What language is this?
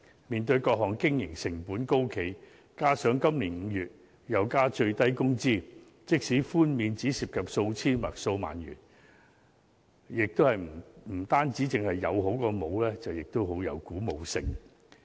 Cantonese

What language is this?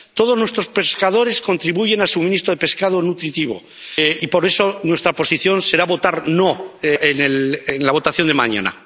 Spanish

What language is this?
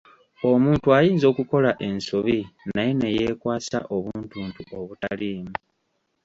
Ganda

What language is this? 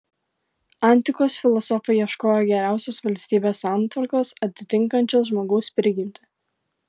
Lithuanian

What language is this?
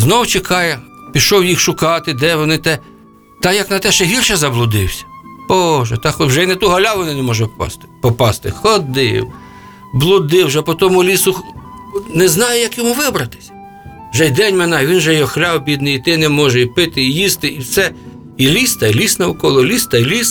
Ukrainian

